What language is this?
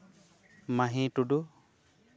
Santali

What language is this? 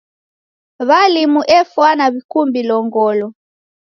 Taita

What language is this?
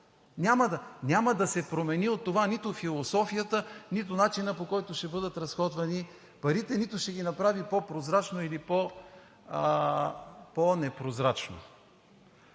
Bulgarian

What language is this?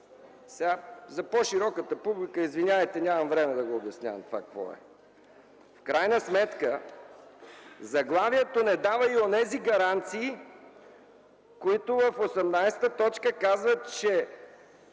Bulgarian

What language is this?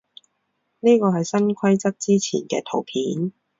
Cantonese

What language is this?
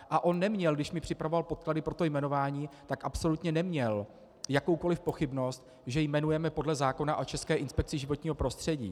Czech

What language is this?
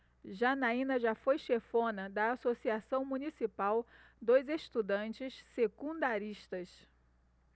Portuguese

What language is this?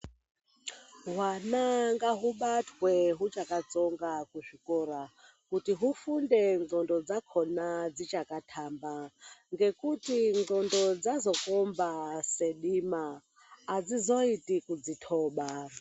Ndau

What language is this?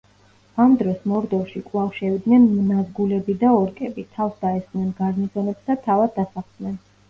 Georgian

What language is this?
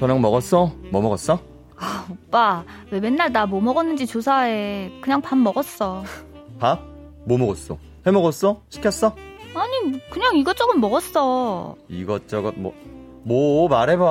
Korean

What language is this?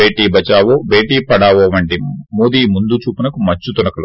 Telugu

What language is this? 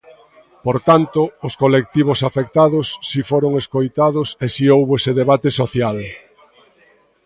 Galician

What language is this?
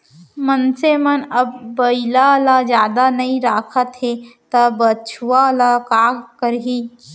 Chhattisgarhi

